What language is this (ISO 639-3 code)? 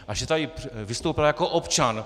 ces